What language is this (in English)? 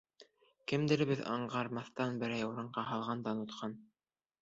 Bashkir